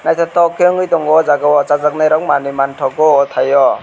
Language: Kok Borok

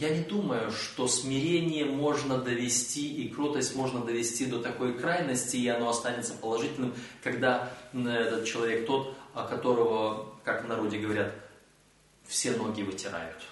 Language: Russian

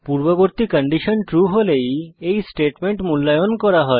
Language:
Bangla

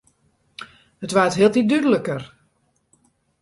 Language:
Western Frisian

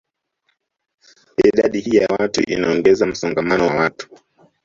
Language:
Swahili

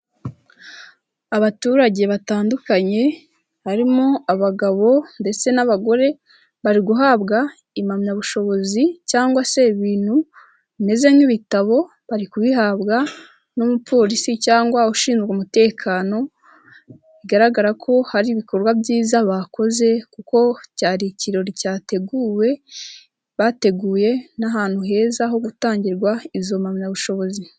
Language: Kinyarwanda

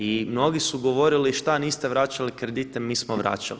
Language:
Croatian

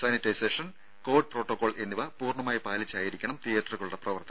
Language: Malayalam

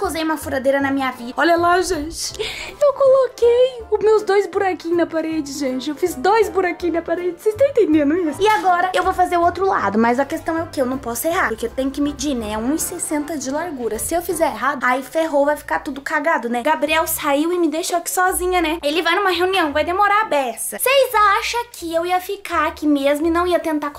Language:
Portuguese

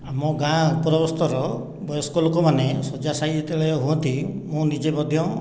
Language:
Odia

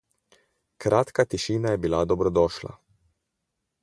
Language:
Slovenian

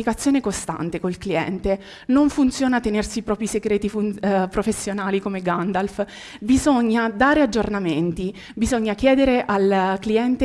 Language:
Italian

